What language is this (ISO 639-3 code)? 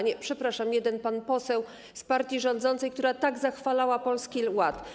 pol